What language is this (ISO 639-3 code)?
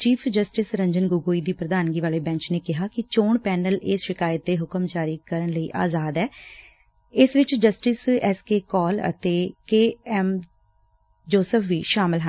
pan